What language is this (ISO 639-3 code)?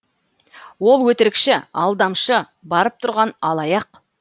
kaz